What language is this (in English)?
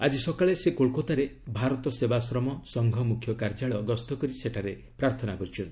Odia